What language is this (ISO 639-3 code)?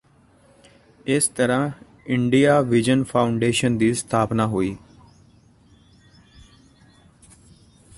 pan